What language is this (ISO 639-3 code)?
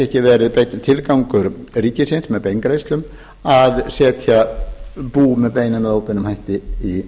isl